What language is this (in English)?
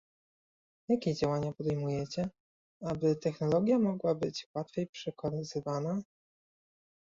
Polish